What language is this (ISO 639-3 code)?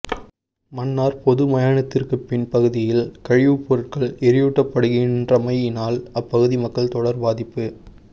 tam